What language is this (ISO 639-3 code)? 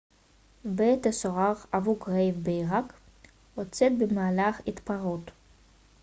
heb